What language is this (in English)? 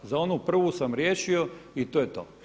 Croatian